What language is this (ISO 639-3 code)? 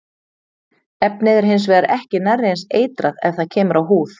isl